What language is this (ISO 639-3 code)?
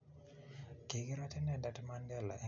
kln